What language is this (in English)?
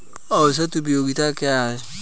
Hindi